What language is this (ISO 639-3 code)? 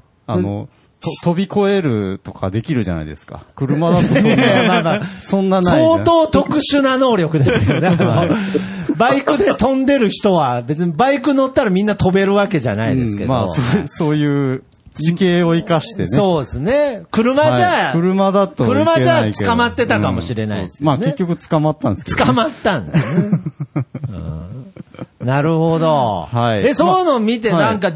jpn